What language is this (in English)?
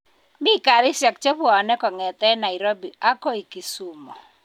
Kalenjin